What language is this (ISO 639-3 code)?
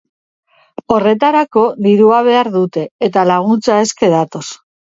eus